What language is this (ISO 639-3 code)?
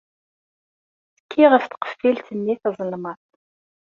kab